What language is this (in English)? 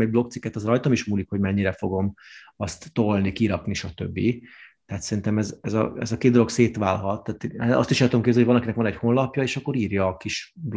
Hungarian